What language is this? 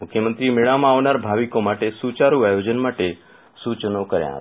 Gujarati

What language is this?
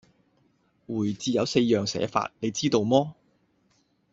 Cantonese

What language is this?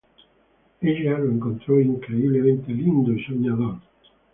Spanish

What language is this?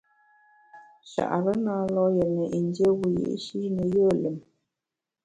Bamun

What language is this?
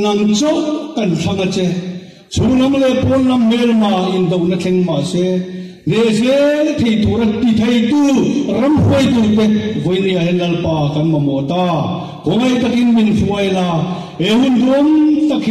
Arabic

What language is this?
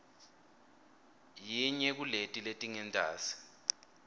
Swati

